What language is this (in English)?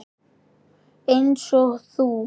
Icelandic